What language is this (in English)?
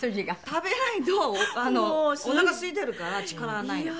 Japanese